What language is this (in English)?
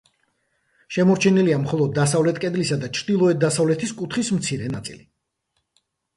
Georgian